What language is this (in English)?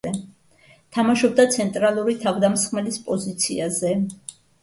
Georgian